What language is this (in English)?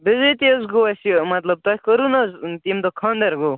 Kashmiri